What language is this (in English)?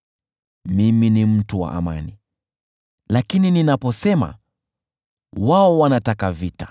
Swahili